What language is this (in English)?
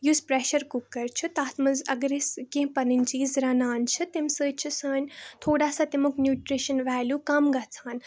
Kashmiri